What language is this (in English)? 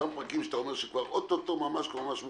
Hebrew